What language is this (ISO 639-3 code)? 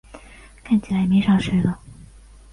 zho